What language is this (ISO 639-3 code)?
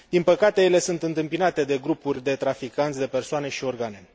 ron